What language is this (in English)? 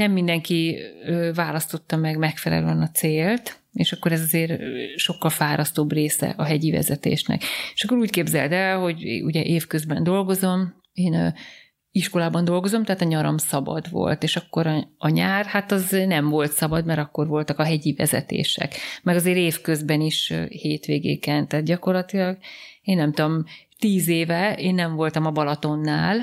Hungarian